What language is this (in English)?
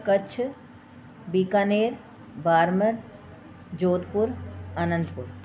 Sindhi